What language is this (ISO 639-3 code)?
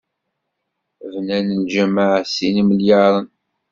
kab